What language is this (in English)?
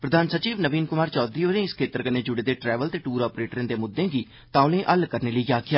Dogri